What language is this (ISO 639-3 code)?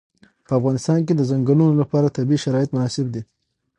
pus